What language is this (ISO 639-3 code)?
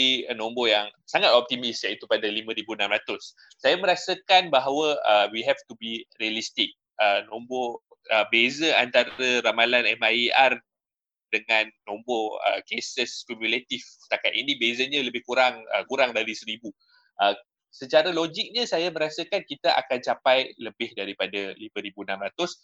msa